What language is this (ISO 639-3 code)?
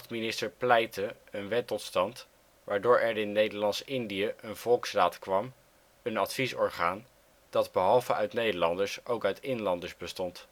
nld